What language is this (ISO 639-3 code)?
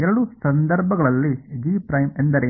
kan